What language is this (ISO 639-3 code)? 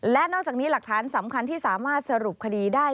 tha